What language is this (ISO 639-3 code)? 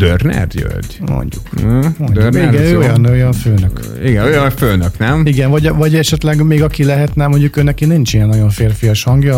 hun